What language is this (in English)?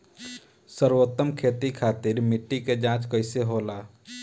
Bhojpuri